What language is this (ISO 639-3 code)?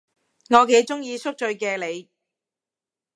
yue